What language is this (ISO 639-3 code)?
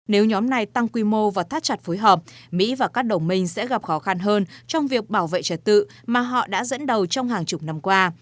vie